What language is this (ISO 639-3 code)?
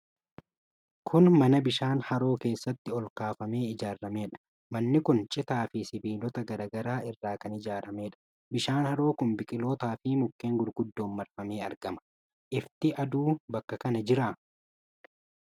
orm